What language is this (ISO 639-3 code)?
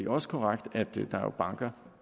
dan